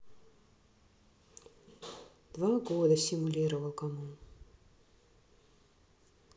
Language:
Russian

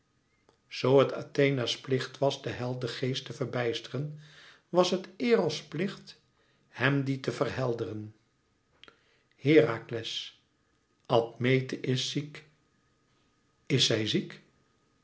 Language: Dutch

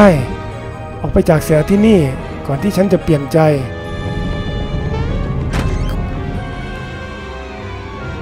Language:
Thai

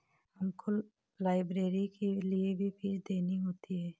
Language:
Hindi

